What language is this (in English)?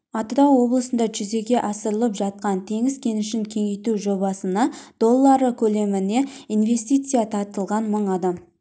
Kazakh